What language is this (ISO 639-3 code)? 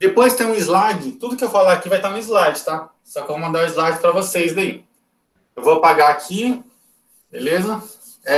por